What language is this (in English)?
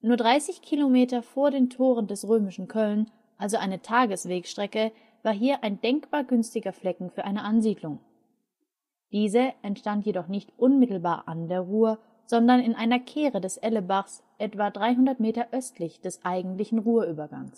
German